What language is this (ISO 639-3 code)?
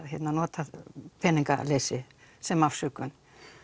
isl